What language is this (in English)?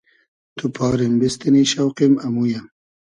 Hazaragi